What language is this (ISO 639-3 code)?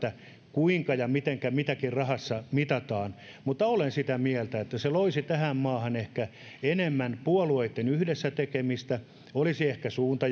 fin